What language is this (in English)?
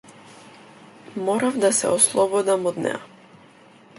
Macedonian